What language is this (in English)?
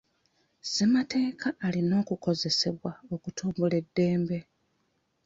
Ganda